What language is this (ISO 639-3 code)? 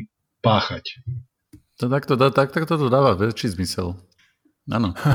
slk